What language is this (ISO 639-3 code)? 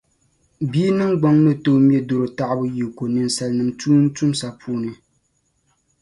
dag